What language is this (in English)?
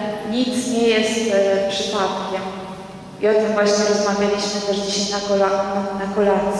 Polish